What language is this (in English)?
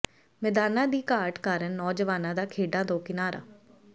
Punjabi